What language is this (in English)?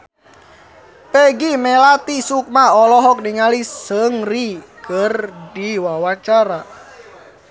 Sundanese